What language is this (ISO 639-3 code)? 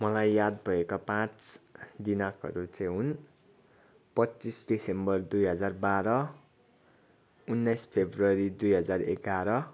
nep